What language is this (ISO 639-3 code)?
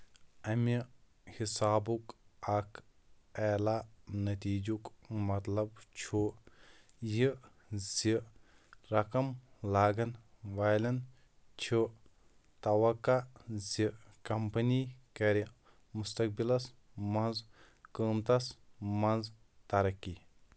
kas